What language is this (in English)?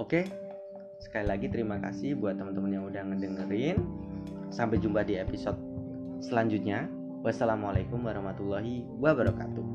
Indonesian